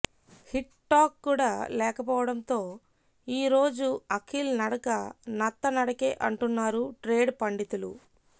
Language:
Telugu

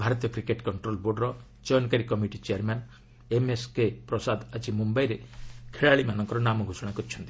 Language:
Odia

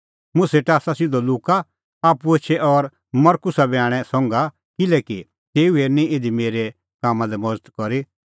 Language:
Kullu Pahari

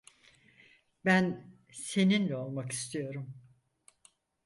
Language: Turkish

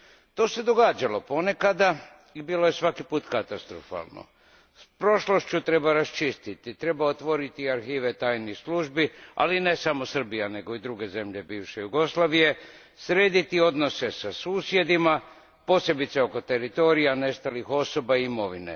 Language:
Croatian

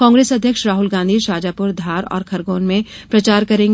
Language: Hindi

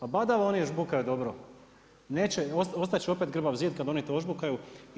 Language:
Croatian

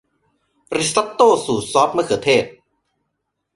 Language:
Thai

